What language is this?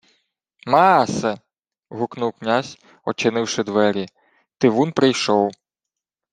Ukrainian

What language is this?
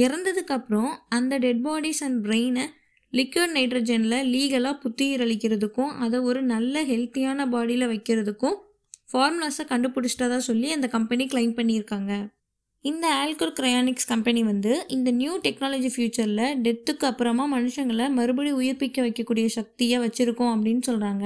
Tamil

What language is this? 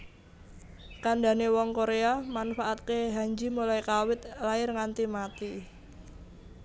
Javanese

